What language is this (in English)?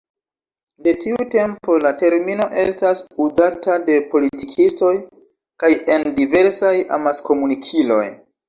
Esperanto